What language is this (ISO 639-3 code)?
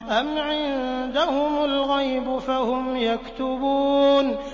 ara